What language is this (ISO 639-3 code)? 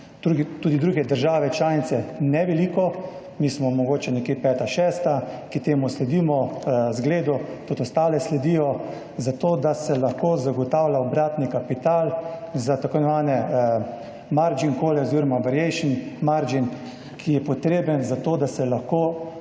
slv